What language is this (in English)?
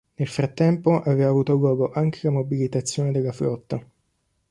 Italian